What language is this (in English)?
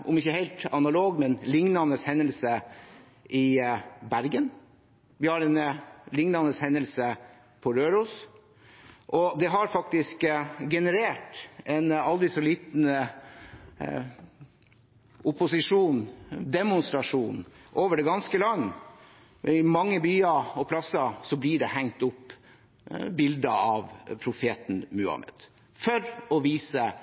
Norwegian Bokmål